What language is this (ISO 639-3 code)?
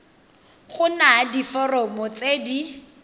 tsn